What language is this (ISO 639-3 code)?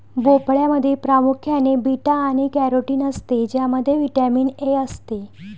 mar